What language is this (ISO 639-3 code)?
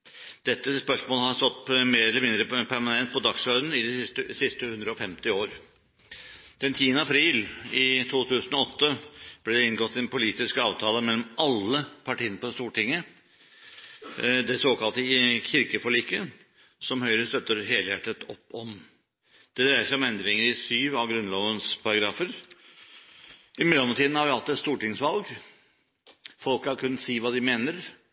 nob